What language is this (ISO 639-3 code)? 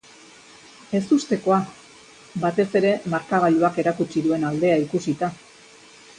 eus